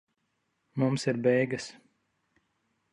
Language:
Latvian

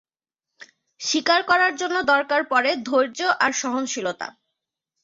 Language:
Bangla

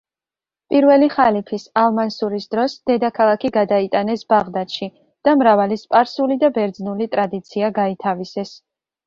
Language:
Georgian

